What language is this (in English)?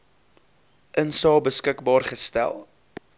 Afrikaans